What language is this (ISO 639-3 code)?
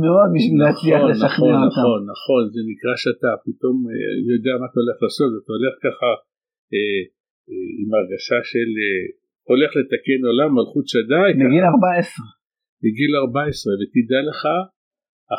heb